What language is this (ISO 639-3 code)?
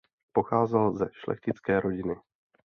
ces